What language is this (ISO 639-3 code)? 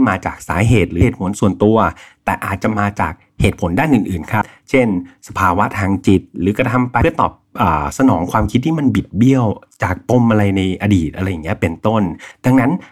tha